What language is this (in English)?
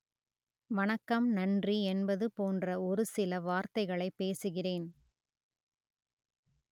Tamil